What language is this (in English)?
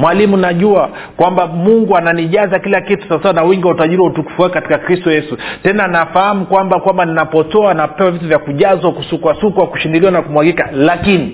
Swahili